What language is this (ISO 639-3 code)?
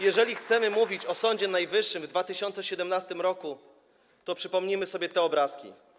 pol